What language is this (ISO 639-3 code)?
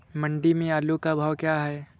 hin